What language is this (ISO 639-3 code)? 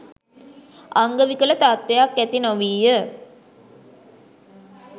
sin